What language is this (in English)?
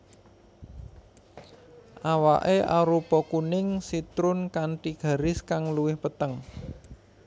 Javanese